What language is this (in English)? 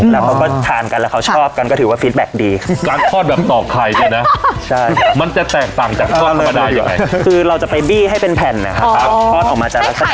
Thai